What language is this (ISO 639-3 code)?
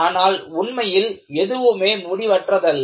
tam